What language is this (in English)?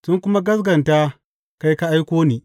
Hausa